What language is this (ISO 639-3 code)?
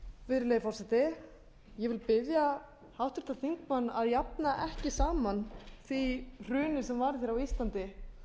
isl